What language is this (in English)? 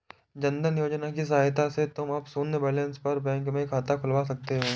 Hindi